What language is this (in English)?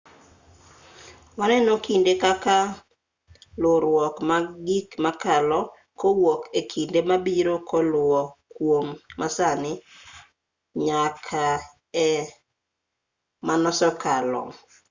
Luo (Kenya and Tanzania)